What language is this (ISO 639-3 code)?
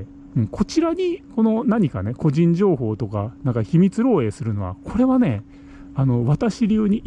jpn